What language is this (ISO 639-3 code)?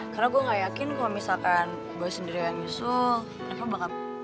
ind